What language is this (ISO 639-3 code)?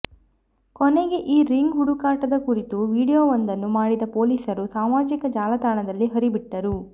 kan